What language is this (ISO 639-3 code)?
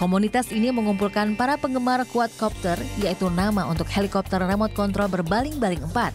ind